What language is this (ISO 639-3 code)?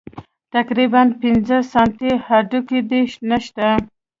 pus